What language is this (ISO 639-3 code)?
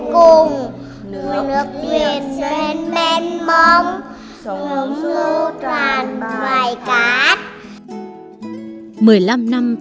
vie